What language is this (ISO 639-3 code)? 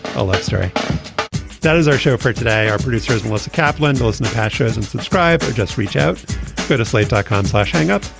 eng